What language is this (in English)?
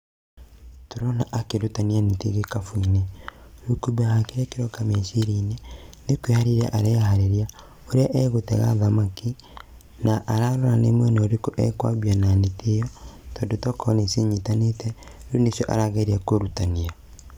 Kikuyu